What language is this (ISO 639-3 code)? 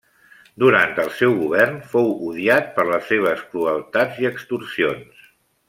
cat